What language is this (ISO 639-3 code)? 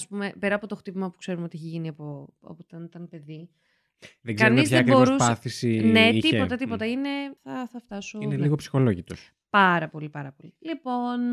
ell